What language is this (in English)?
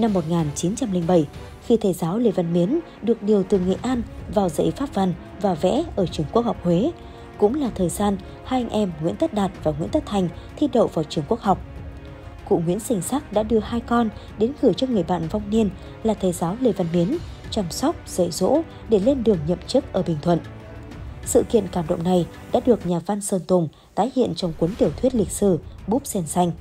Vietnamese